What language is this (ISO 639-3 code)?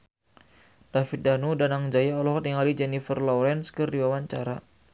sun